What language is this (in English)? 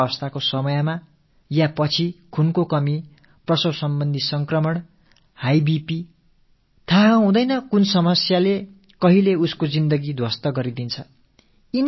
Tamil